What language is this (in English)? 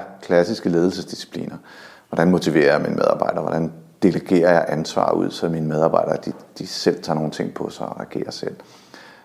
Danish